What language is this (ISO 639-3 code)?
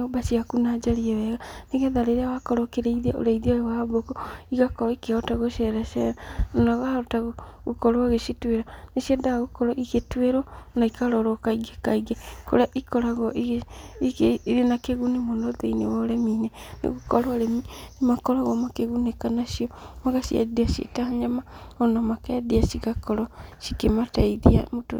kik